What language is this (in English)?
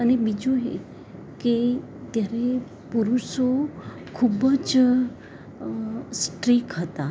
Gujarati